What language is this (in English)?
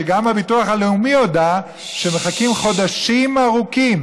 Hebrew